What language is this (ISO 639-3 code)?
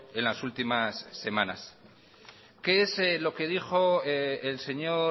spa